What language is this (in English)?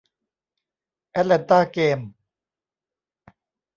Thai